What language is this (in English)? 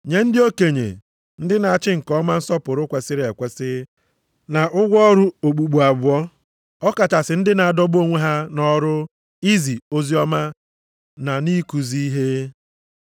Igbo